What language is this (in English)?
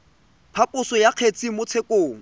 Tswana